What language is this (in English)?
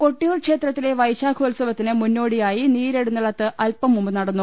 Malayalam